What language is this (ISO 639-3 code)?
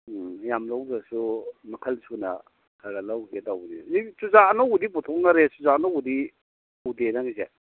mni